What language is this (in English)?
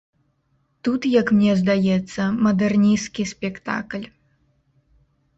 Belarusian